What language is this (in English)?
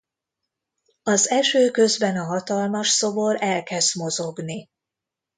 Hungarian